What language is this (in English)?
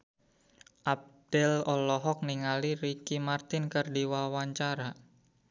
Sundanese